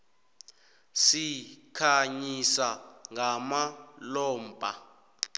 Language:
South Ndebele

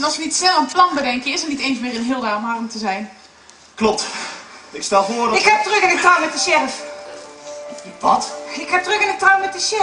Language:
Dutch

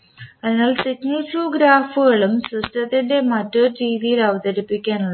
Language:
Malayalam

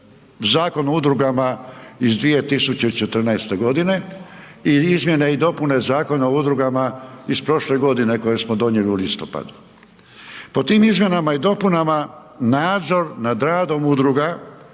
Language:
Croatian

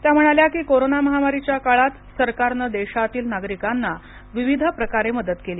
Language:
Marathi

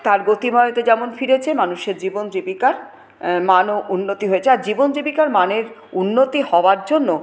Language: Bangla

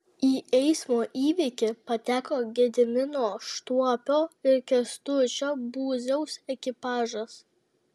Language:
Lithuanian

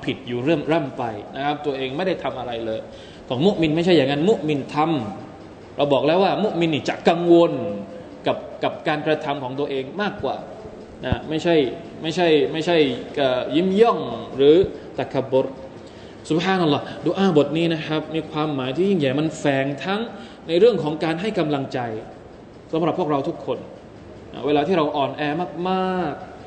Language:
Thai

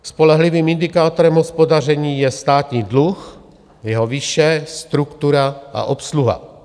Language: Czech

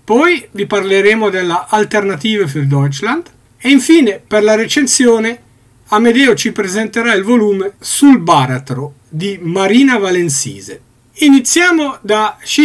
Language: Italian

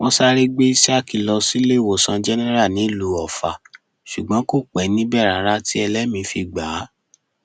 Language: Yoruba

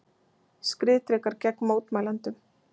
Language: Icelandic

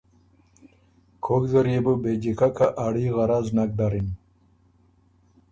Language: Ormuri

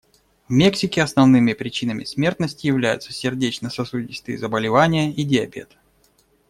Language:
Russian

